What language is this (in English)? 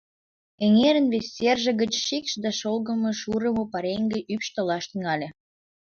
Mari